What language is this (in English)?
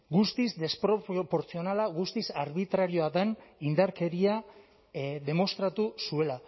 Basque